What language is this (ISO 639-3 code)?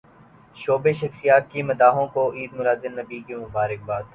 urd